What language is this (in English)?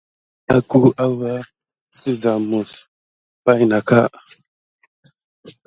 Gidar